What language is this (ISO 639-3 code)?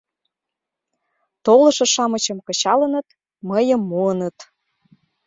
chm